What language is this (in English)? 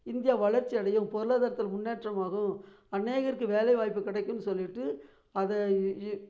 Tamil